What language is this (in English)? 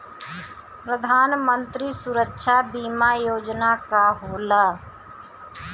Bhojpuri